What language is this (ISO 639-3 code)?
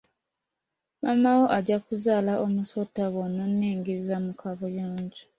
lug